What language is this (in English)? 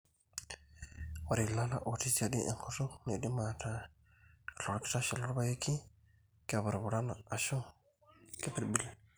Masai